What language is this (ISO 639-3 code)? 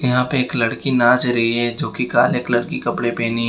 hin